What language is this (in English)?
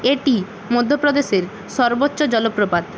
Bangla